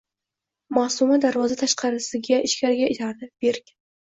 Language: Uzbek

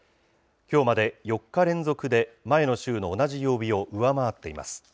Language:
Japanese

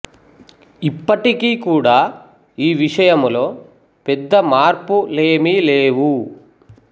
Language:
Telugu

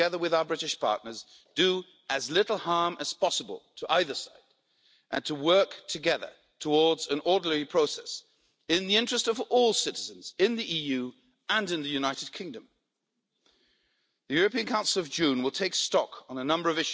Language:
English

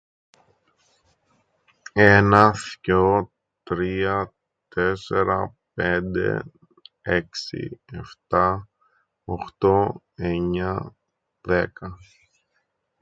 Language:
Greek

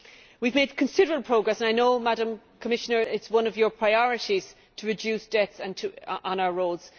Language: English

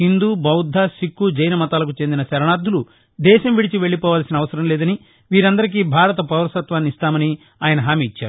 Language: Telugu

